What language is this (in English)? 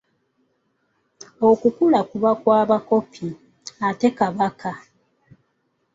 Ganda